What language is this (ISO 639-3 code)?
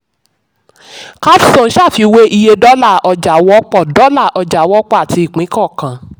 yor